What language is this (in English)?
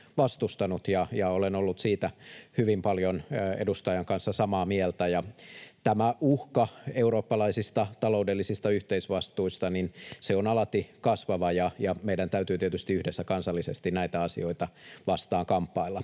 Finnish